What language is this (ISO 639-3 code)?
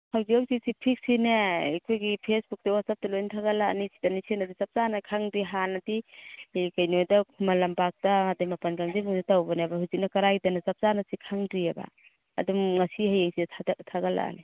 mni